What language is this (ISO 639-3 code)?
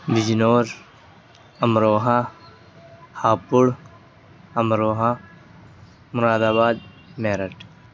urd